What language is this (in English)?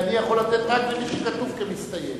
Hebrew